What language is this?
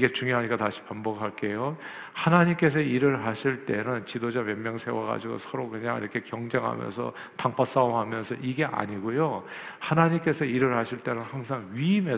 Korean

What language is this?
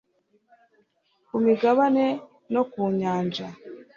Kinyarwanda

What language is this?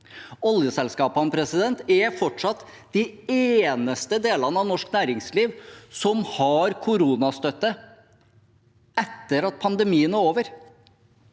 Norwegian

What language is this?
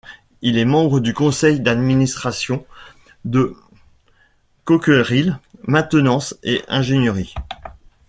French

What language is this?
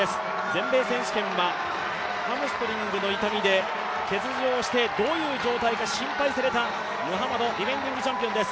Japanese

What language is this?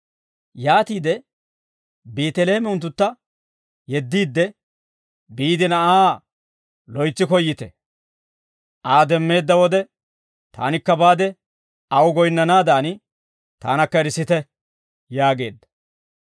Dawro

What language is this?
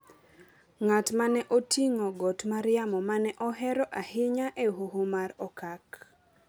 Luo (Kenya and Tanzania)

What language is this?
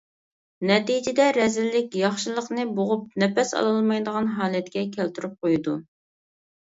Uyghur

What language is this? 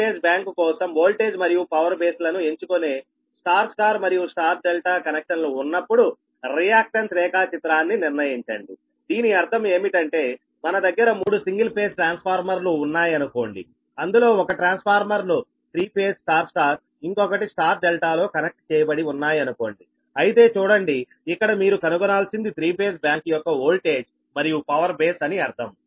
Telugu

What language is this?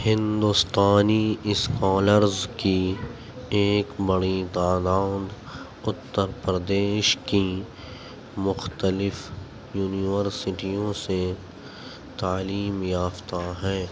Urdu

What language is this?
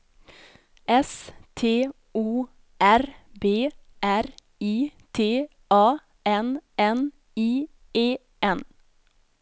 Swedish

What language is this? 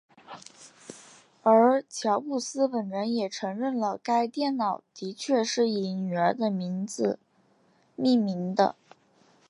Chinese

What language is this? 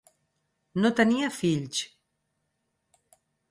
Catalan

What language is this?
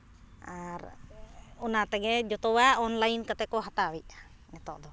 Santali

